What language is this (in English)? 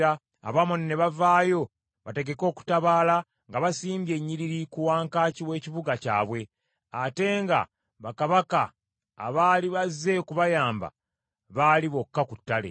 Ganda